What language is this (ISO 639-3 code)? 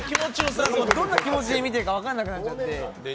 jpn